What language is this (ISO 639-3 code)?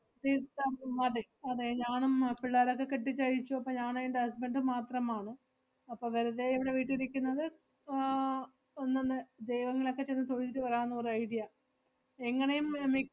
mal